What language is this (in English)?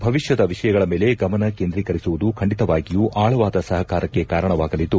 Kannada